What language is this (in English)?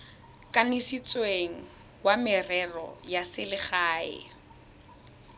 Tswana